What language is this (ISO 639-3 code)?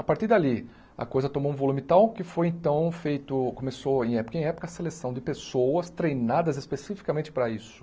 por